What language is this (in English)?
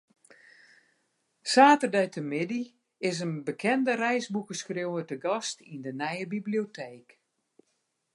Western Frisian